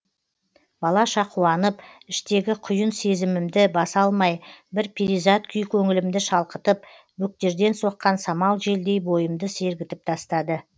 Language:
Kazakh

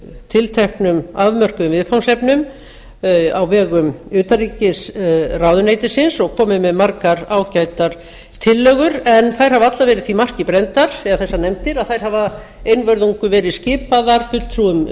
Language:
Icelandic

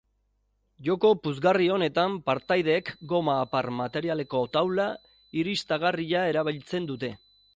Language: Basque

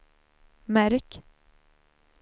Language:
Swedish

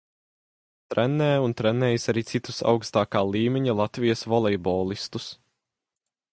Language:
Latvian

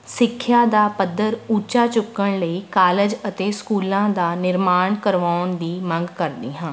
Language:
Punjabi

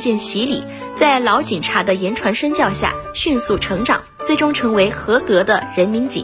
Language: Chinese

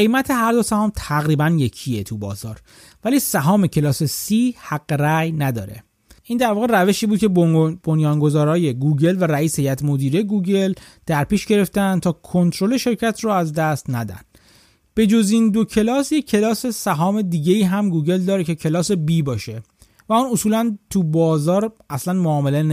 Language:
Persian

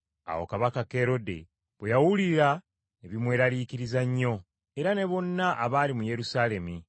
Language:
Ganda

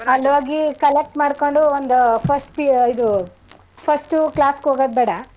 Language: Kannada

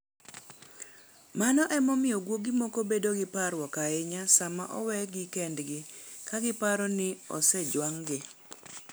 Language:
Luo (Kenya and Tanzania)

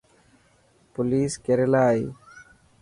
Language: Dhatki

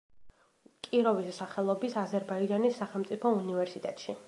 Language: Georgian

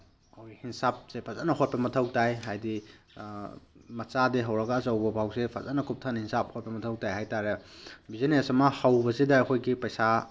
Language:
Manipuri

